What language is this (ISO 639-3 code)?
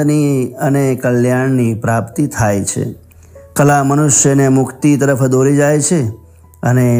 guj